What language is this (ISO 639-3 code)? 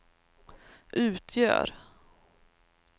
swe